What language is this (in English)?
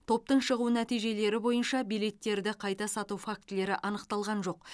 Kazakh